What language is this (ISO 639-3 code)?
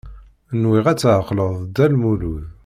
kab